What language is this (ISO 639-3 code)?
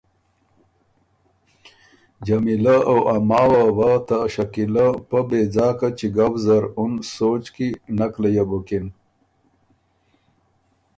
oru